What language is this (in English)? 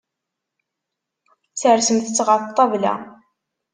Kabyle